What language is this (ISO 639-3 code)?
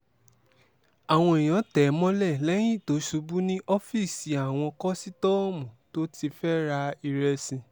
yor